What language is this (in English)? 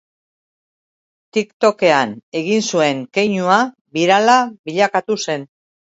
Basque